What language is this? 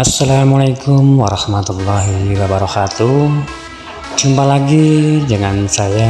Indonesian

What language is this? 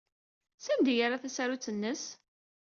Kabyle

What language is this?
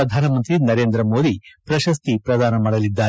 Kannada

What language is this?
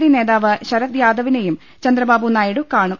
Malayalam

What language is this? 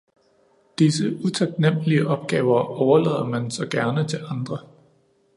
Danish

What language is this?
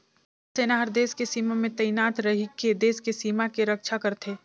Chhattisgarhi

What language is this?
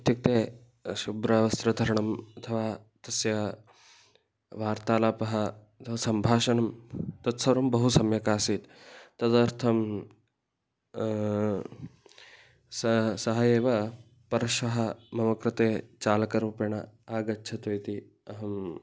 Sanskrit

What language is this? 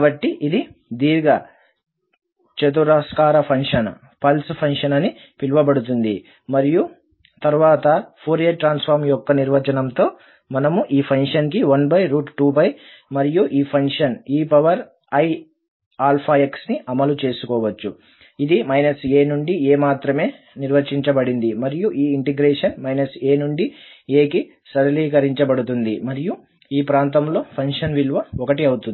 Telugu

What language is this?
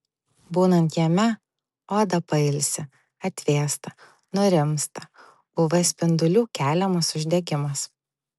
Lithuanian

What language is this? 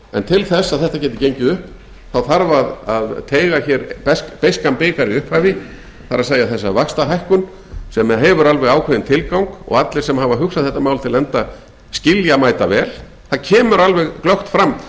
Icelandic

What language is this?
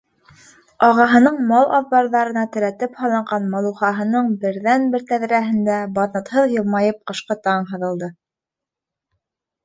Bashkir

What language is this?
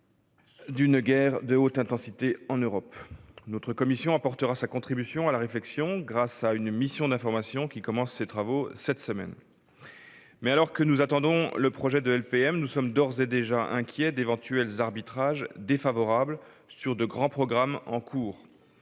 French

